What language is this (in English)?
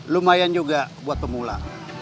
Indonesian